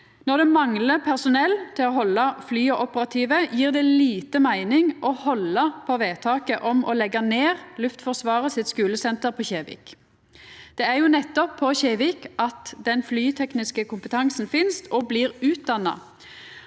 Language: Norwegian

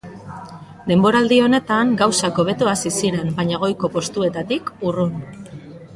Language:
Basque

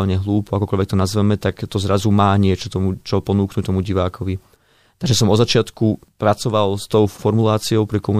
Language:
Slovak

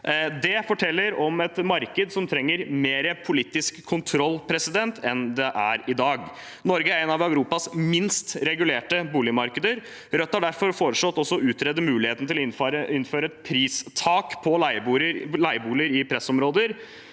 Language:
Norwegian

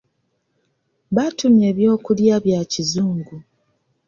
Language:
Ganda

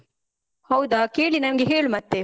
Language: Kannada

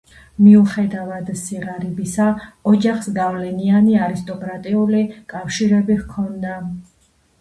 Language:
Georgian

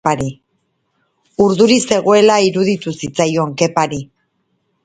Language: Basque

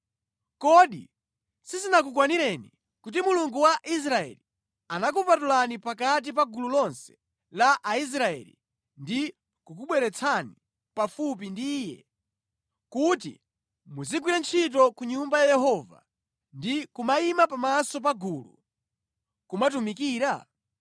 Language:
Nyanja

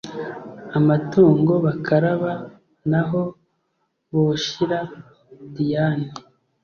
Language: Kinyarwanda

